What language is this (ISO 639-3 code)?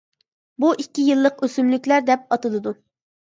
uig